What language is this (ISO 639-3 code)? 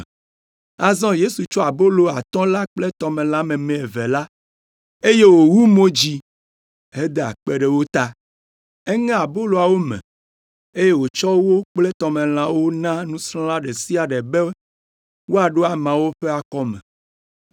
ewe